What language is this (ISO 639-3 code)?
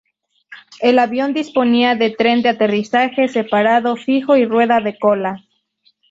spa